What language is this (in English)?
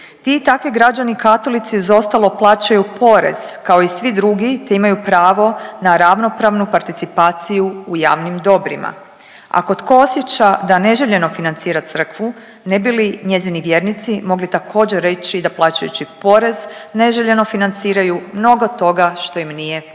Croatian